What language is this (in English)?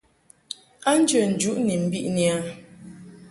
Mungaka